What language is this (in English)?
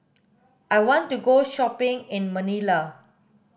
English